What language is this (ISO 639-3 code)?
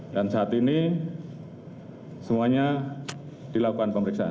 ind